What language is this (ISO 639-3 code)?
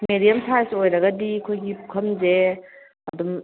mni